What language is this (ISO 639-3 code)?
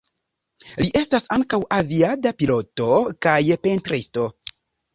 epo